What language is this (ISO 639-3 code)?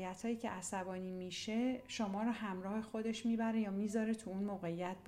fas